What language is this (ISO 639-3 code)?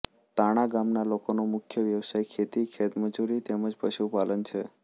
guj